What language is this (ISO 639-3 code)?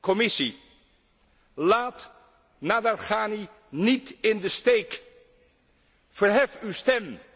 nld